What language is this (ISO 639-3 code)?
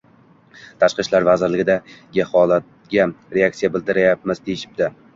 uzb